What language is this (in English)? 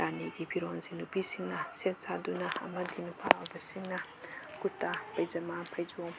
Manipuri